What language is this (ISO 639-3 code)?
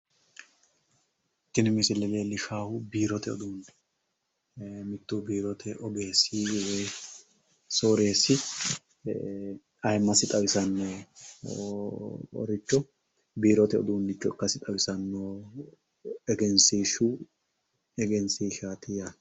sid